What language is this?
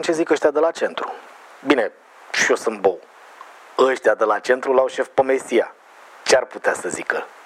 Romanian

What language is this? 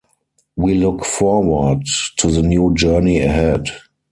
English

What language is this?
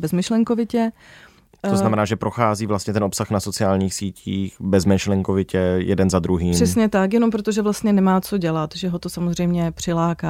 Czech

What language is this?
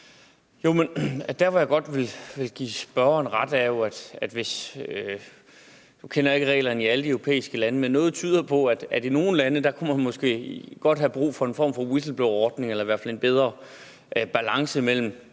Danish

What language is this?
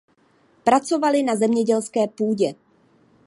Czech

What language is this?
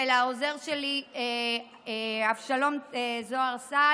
Hebrew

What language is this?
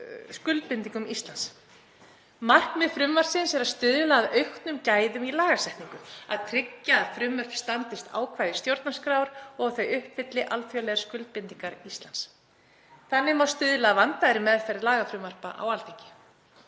Icelandic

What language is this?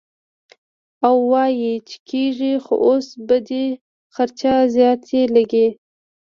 Pashto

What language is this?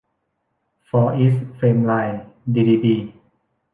Thai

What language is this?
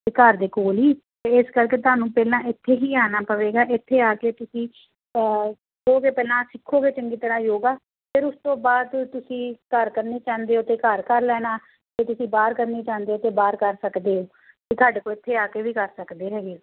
Punjabi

